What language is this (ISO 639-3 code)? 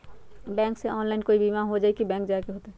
mag